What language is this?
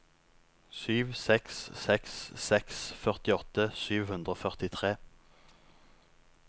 Norwegian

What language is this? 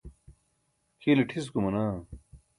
Burushaski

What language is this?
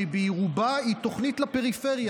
Hebrew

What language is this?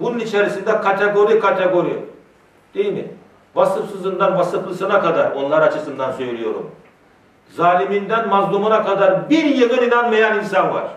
Turkish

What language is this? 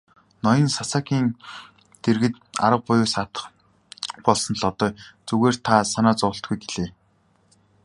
Mongolian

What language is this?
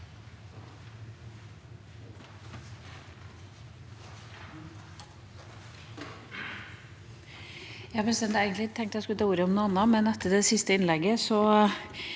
Norwegian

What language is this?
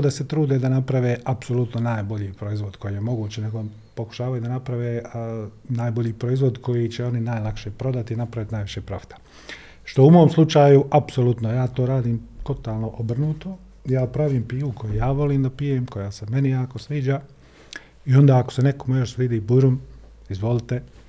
Croatian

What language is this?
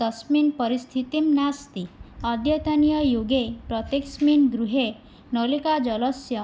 Sanskrit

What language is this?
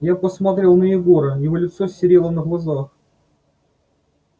Russian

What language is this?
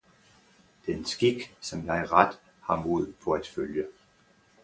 Danish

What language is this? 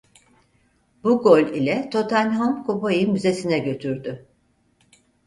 Turkish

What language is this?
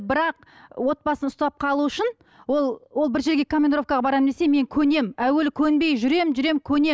Kazakh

